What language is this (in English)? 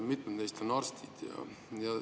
Estonian